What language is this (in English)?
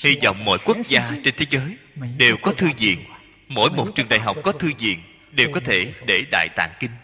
Vietnamese